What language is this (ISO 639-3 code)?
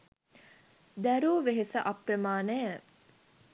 sin